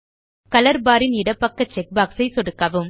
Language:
Tamil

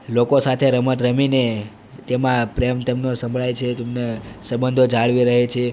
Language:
Gujarati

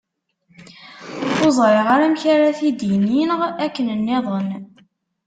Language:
Kabyle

